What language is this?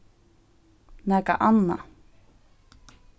Faroese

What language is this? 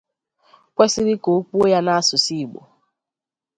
Igbo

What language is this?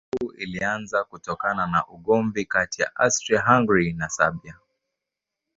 Swahili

